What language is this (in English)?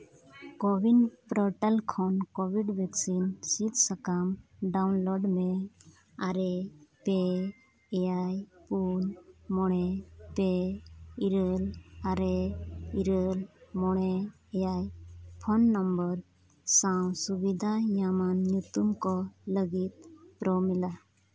Santali